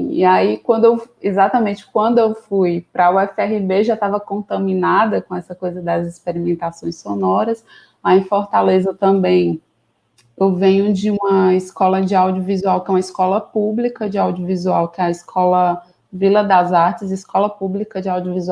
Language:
Portuguese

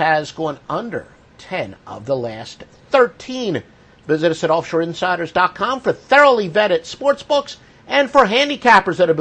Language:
English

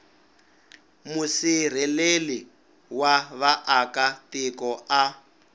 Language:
Tsonga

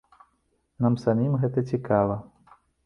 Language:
Belarusian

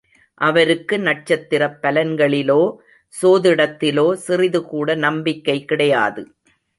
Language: Tamil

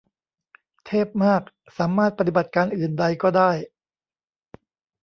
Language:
Thai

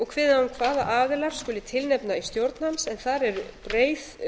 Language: Icelandic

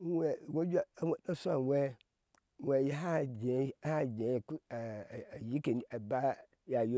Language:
Ashe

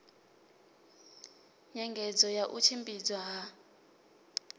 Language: Venda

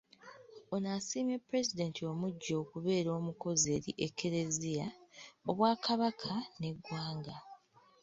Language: Ganda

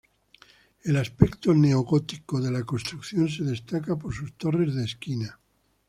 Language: Spanish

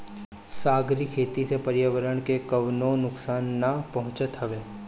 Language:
Bhojpuri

